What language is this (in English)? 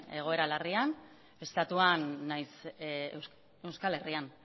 Basque